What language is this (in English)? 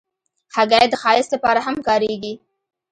Pashto